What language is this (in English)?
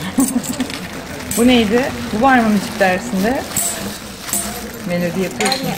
Turkish